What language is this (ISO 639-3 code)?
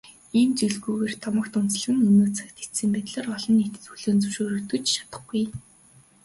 mon